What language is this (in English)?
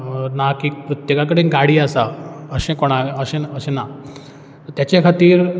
Konkani